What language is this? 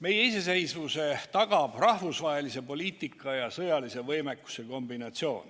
Estonian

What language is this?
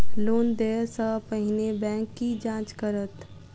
Maithili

